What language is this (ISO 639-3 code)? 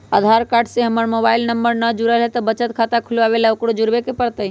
mag